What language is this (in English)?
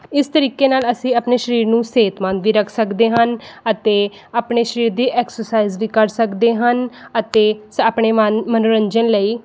Punjabi